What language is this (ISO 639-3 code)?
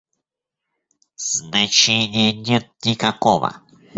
rus